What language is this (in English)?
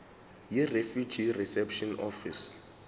Zulu